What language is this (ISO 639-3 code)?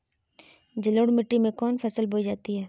mag